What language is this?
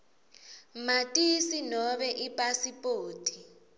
Swati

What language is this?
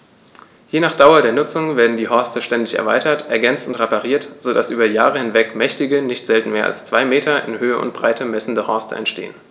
German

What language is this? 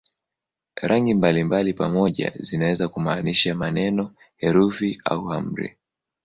Swahili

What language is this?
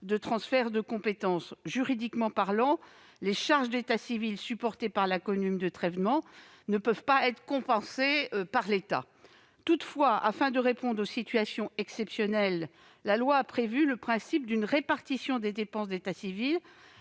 French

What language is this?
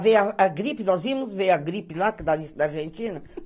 Portuguese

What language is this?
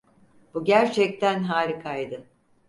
Turkish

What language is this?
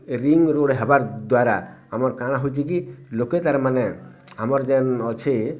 Odia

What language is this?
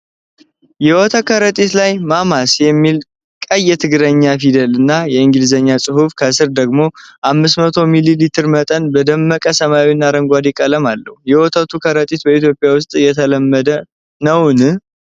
Amharic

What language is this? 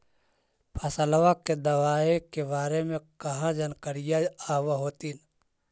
Magahi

